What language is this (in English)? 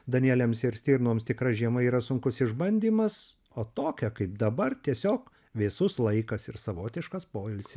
Lithuanian